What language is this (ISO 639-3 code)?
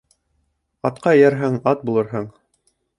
bak